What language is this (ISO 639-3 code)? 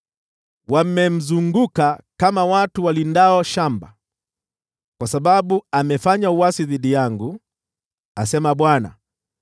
swa